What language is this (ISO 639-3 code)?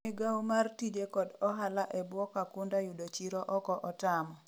luo